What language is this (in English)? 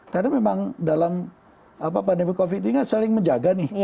Indonesian